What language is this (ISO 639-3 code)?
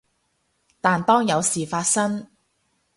yue